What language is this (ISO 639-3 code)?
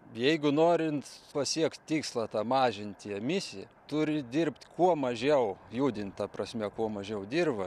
lit